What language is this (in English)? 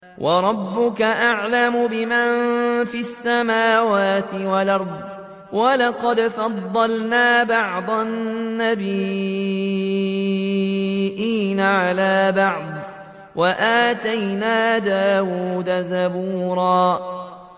Arabic